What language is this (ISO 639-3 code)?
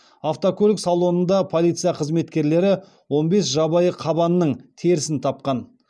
kaz